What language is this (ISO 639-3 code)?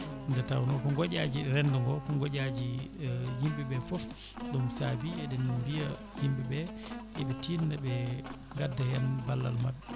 ful